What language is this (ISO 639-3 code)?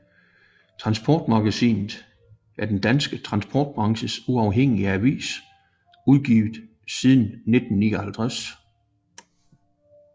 dan